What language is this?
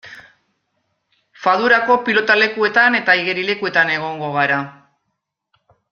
Basque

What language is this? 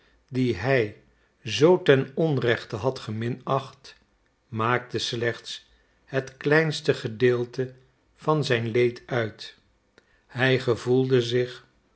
Dutch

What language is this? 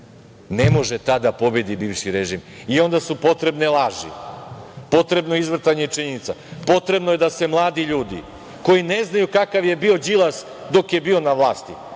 Serbian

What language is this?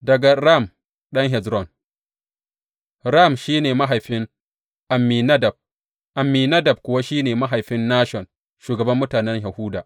Hausa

